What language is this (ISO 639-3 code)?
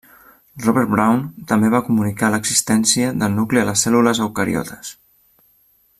cat